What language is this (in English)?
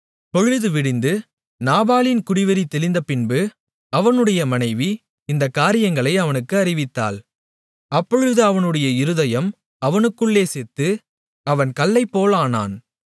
Tamil